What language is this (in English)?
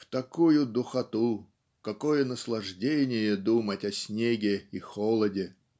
Russian